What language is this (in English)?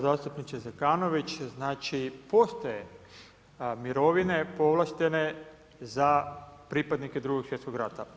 Croatian